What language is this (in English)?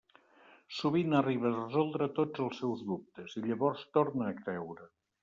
Catalan